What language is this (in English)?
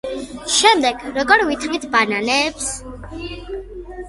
Georgian